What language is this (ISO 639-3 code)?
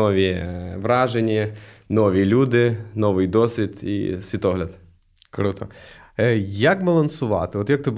ukr